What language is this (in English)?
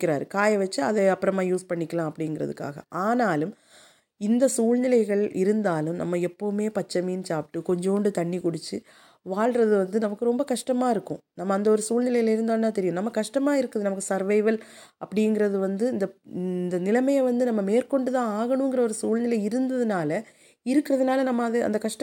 Tamil